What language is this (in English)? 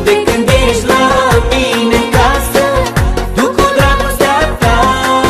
Indonesian